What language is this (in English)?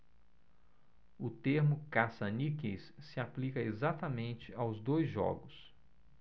Portuguese